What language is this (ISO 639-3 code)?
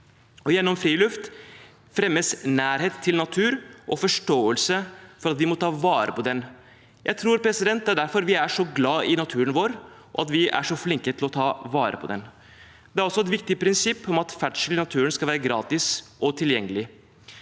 nor